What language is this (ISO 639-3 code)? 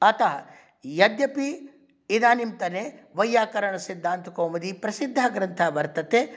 san